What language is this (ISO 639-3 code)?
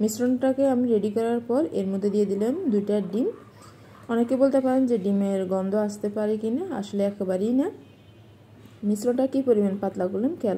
ara